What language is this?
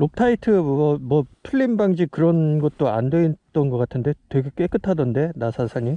Korean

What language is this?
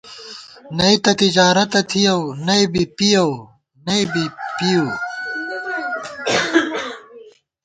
Gawar-Bati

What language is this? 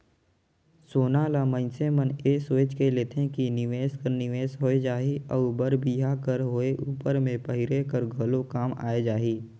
Chhattisgarhi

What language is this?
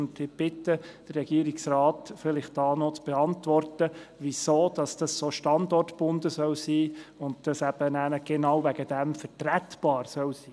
Swiss German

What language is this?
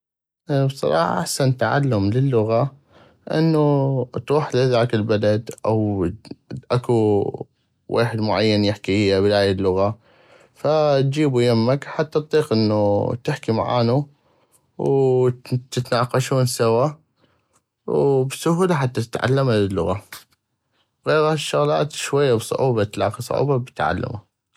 North Mesopotamian Arabic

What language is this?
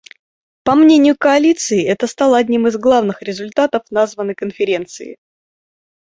Russian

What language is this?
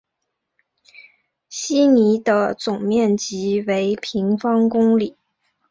Chinese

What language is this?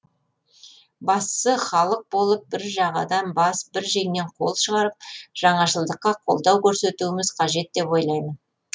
Kazakh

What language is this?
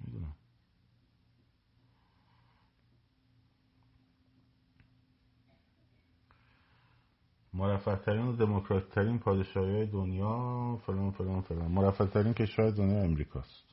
Persian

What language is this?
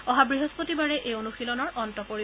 Assamese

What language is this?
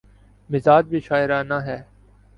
Urdu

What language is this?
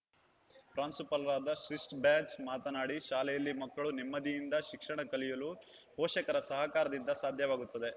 Kannada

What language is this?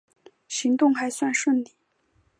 Chinese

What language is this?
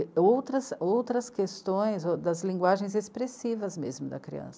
Portuguese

